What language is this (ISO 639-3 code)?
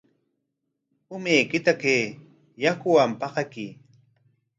qwa